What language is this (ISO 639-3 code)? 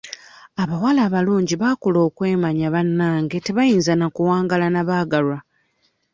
lug